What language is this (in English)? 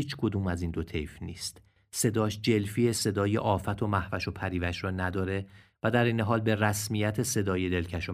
Persian